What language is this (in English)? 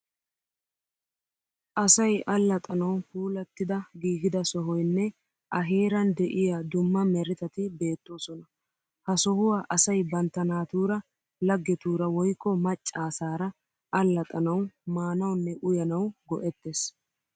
Wolaytta